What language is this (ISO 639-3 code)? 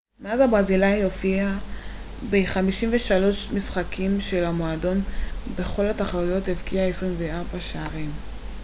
heb